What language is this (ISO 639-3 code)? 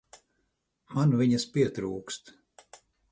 lav